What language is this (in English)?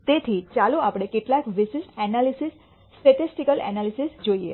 Gujarati